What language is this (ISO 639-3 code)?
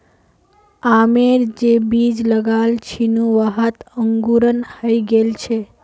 mag